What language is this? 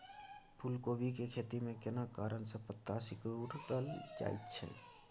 Maithili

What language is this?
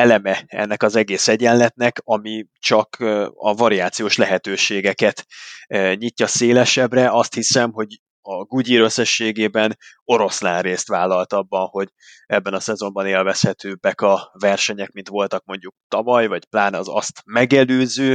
Hungarian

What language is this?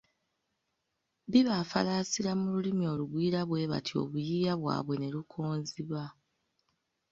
Ganda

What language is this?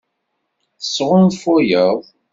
Kabyle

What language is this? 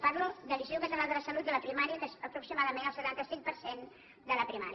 Catalan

